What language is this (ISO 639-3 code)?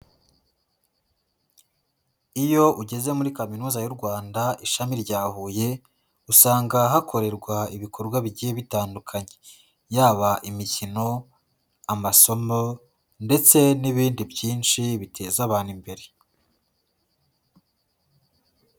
kin